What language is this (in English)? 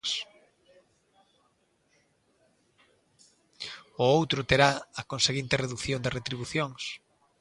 Galician